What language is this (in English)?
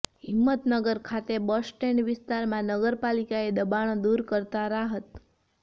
Gujarati